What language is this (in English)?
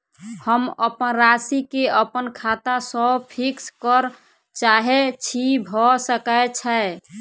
Maithili